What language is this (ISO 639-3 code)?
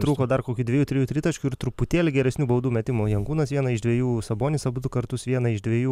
lit